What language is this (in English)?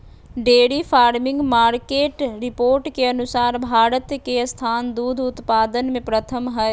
Magahi